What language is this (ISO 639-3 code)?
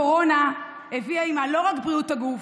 heb